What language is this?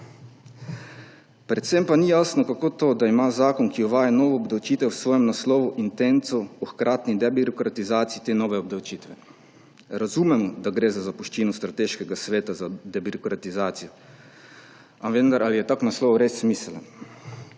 Slovenian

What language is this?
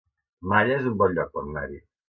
Catalan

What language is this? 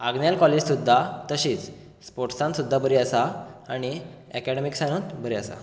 Konkani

